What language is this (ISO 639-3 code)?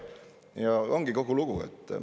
est